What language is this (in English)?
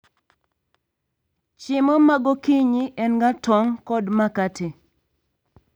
Luo (Kenya and Tanzania)